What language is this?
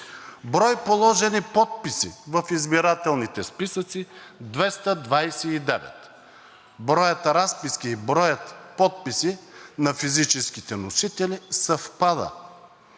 Bulgarian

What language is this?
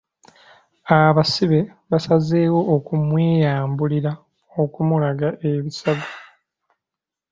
Ganda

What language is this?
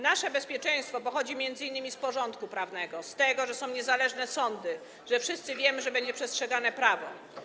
Polish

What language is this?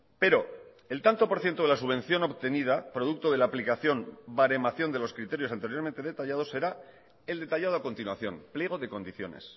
Spanish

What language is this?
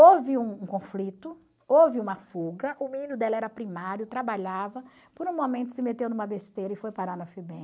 Portuguese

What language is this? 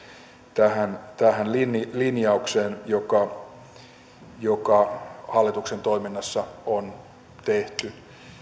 Finnish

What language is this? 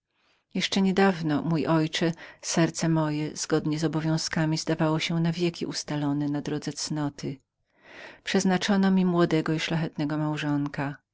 Polish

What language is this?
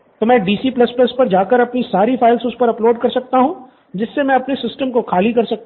Hindi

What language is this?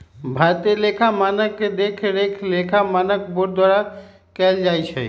Magahi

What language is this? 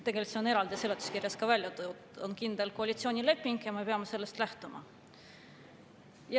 Estonian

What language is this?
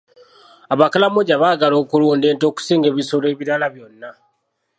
Ganda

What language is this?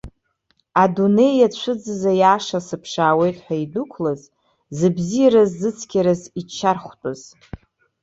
Abkhazian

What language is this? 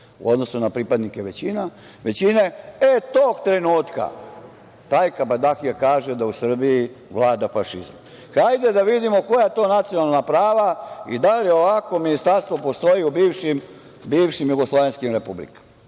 Serbian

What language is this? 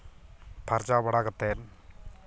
Santali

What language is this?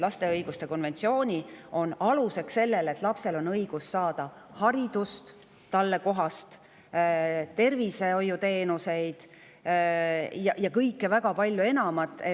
Estonian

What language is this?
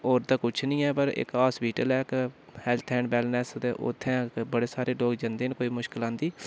Dogri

